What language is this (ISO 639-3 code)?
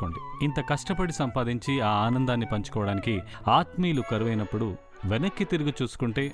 tel